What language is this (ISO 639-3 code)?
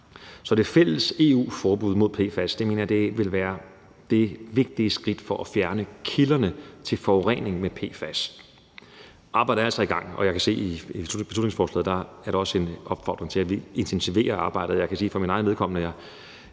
dan